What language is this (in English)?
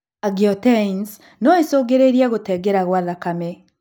Kikuyu